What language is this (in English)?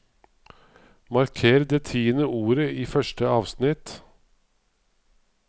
Norwegian